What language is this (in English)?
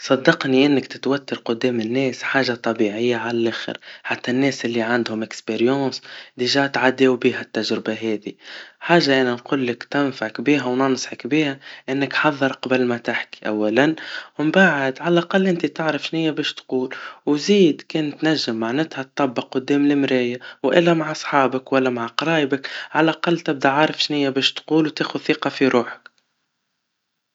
Tunisian Arabic